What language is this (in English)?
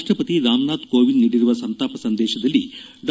Kannada